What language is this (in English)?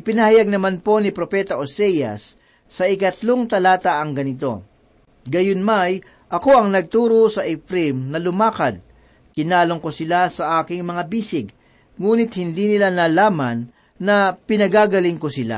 Filipino